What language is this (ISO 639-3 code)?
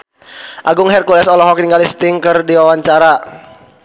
sun